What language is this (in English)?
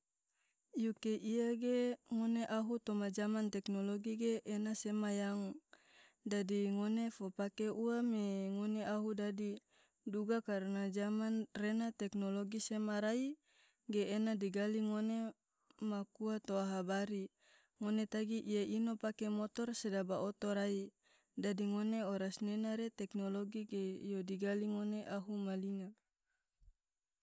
Tidore